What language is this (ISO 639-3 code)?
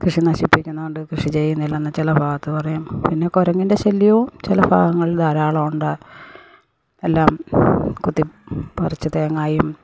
mal